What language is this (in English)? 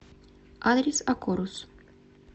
Russian